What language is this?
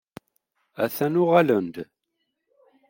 Kabyle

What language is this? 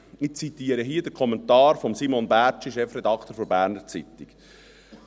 Swiss German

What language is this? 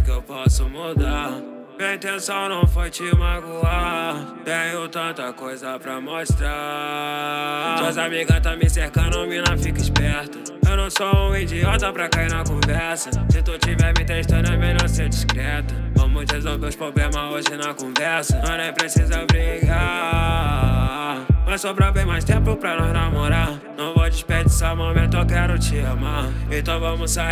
Portuguese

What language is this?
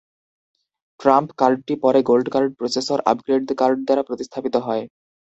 Bangla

